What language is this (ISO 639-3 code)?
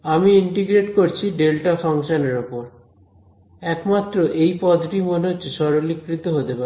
ben